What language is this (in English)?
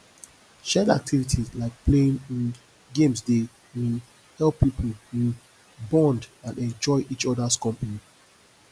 Nigerian Pidgin